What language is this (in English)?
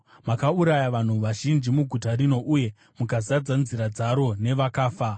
Shona